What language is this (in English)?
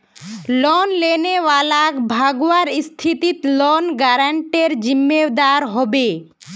Magahi